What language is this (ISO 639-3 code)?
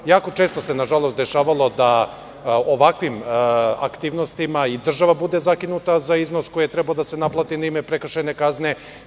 srp